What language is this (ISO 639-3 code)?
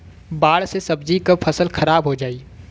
bho